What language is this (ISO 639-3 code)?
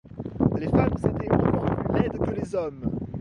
fra